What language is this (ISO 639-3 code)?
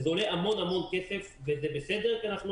heb